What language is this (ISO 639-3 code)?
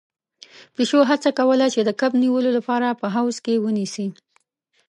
pus